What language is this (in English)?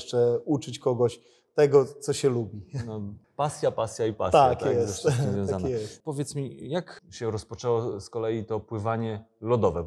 Polish